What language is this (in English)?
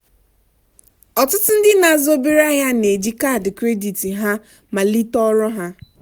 Igbo